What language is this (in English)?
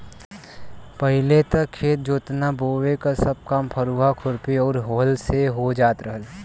Bhojpuri